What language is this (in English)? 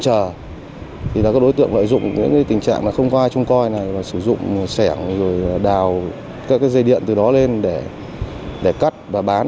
Vietnamese